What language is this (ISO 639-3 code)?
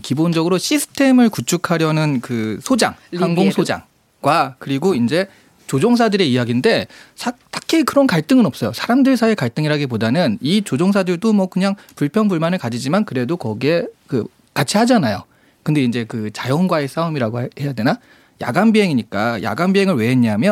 kor